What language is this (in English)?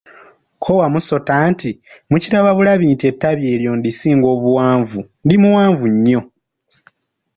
Ganda